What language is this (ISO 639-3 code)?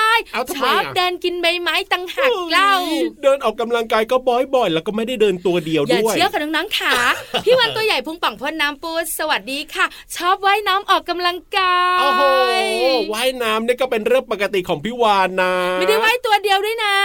tha